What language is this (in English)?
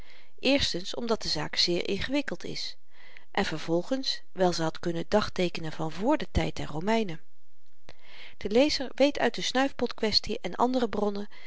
Dutch